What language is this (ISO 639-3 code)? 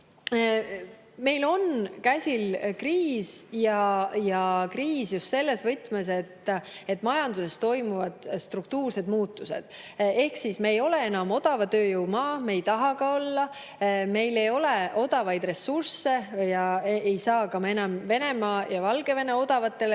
est